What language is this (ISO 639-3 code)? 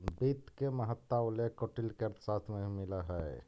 mag